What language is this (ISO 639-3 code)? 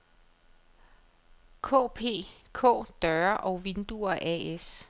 dan